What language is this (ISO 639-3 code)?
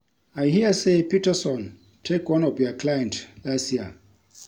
pcm